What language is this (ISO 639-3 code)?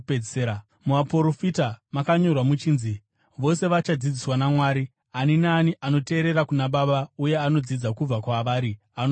sna